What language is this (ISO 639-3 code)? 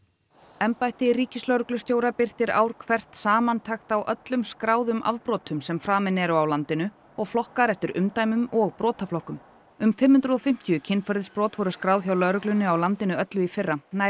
isl